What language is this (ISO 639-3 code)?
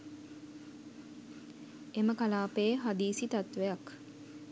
sin